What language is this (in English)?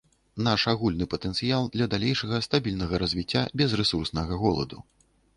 Belarusian